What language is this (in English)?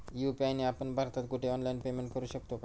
Marathi